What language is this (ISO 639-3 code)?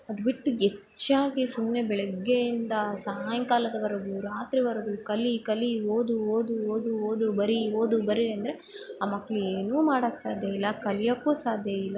kan